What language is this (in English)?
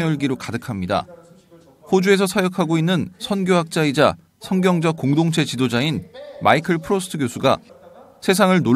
Korean